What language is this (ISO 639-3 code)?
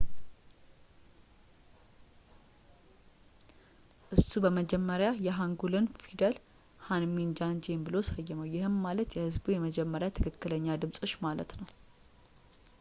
amh